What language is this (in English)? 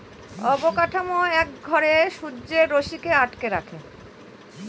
Bangla